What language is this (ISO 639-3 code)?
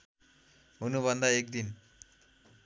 nep